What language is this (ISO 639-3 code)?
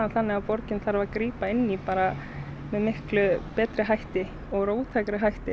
isl